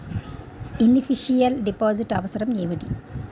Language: Telugu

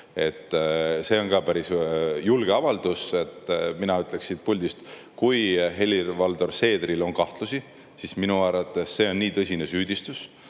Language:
Estonian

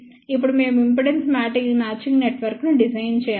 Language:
Telugu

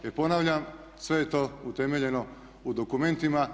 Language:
Croatian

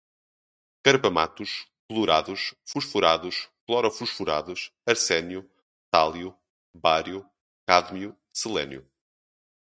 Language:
Portuguese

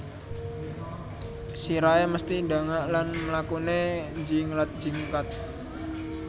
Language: Javanese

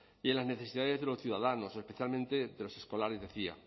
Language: Spanish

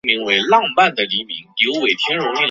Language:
Chinese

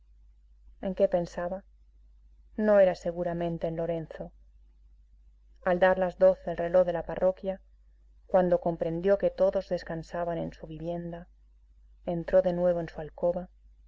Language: Spanish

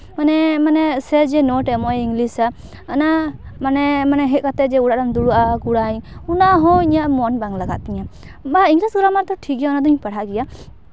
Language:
Santali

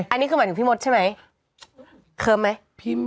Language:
Thai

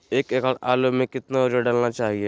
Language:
Magahi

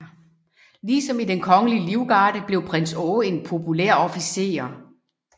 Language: Danish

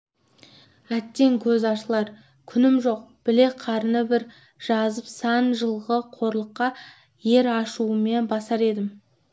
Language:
Kazakh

